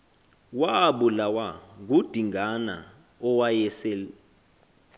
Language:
Xhosa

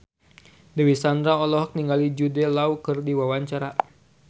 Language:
Sundanese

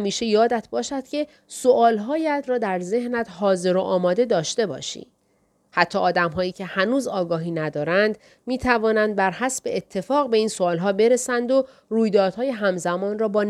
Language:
Persian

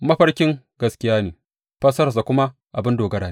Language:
Hausa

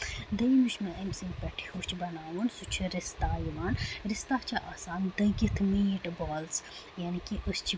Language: Kashmiri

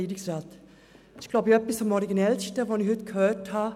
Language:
Swiss German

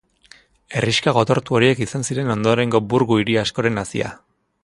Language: Basque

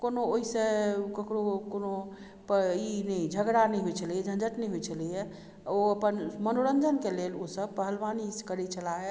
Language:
Maithili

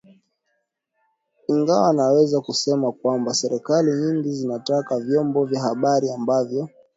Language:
Swahili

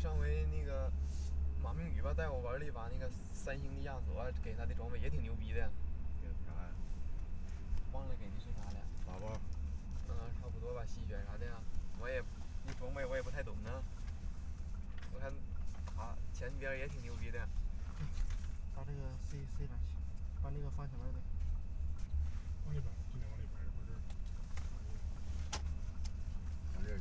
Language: Chinese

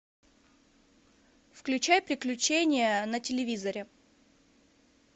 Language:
Russian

